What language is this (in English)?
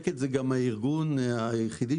Hebrew